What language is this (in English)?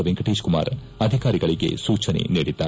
Kannada